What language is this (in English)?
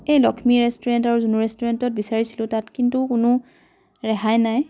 Assamese